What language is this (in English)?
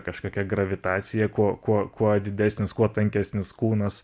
Lithuanian